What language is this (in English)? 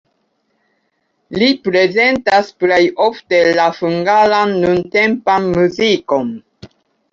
Esperanto